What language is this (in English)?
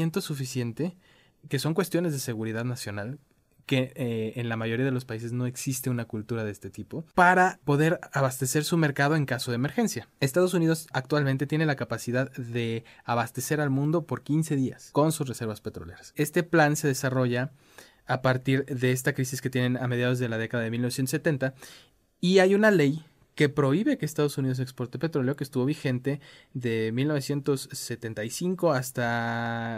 Spanish